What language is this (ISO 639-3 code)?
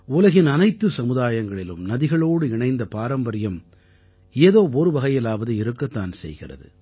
tam